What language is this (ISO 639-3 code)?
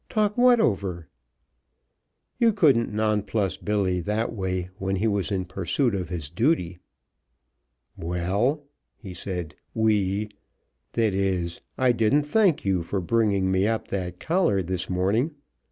eng